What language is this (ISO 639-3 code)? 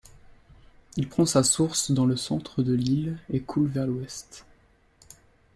fra